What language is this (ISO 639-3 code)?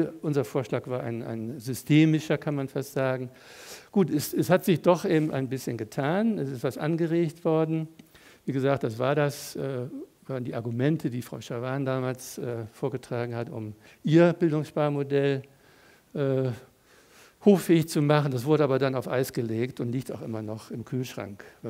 deu